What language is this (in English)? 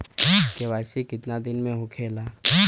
Bhojpuri